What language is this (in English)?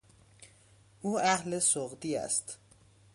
Persian